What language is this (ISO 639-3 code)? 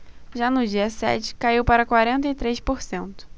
por